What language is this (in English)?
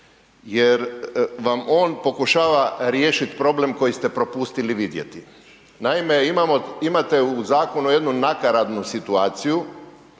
Croatian